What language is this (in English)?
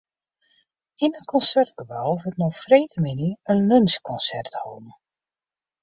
Western Frisian